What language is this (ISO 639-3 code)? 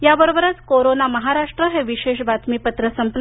mar